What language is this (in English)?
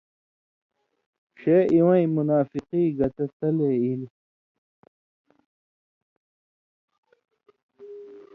Indus Kohistani